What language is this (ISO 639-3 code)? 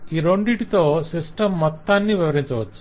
tel